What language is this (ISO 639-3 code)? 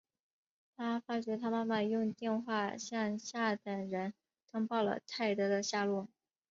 zho